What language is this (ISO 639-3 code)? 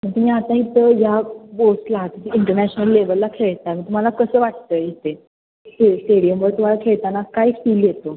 mar